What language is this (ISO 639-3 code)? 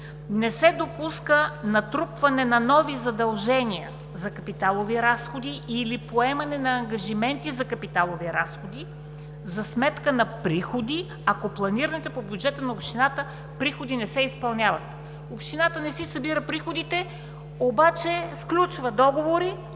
bul